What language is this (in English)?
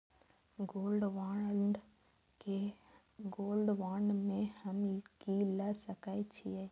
Maithili